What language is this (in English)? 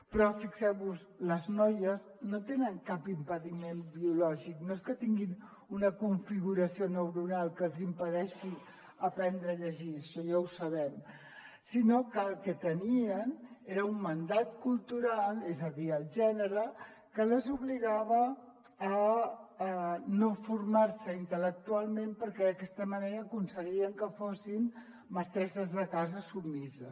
Catalan